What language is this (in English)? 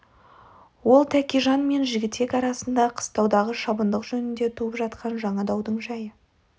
Kazakh